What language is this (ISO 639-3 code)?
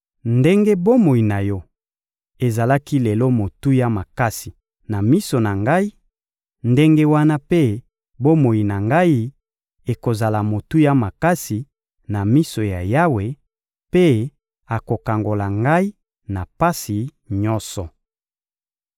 lin